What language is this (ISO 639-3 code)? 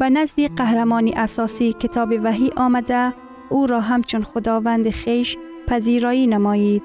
fas